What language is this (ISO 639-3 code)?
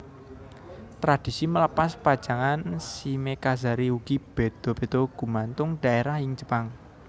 jav